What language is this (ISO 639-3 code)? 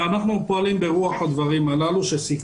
heb